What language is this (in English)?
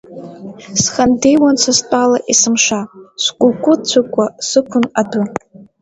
Abkhazian